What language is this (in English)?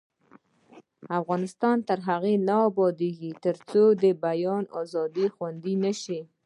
Pashto